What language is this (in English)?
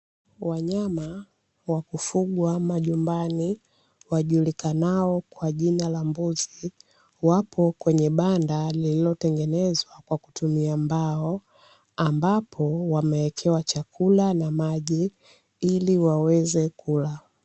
Swahili